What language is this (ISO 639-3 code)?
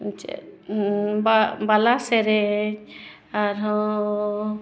sat